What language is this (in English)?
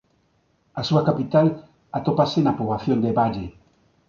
Galician